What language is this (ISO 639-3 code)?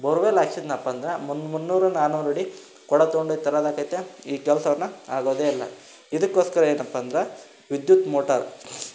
kan